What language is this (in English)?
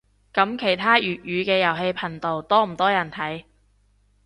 Cantonese